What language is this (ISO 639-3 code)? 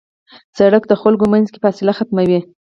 pus